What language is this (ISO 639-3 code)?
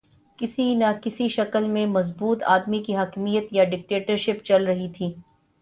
urd